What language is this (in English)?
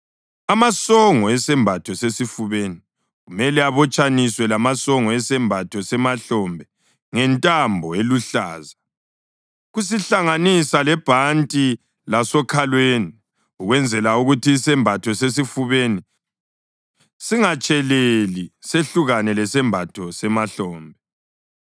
North Ndebele